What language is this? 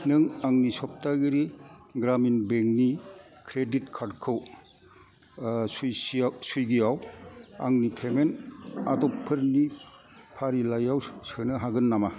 Bodo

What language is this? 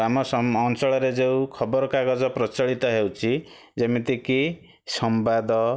Odia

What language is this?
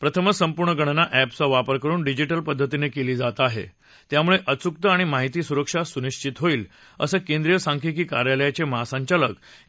Marathi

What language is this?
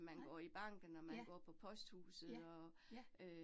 Danish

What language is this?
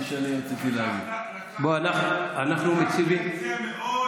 Hebrew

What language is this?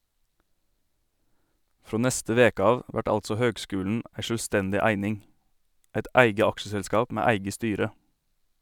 Norwegian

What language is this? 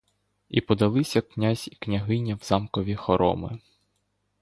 Ukrainian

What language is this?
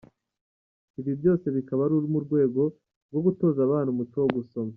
Kinyarwanda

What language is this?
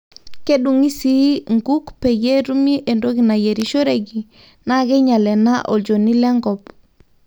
Masai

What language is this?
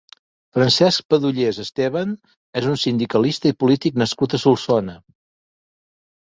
Catalan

